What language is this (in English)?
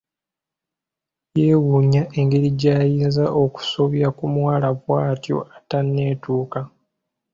Ganda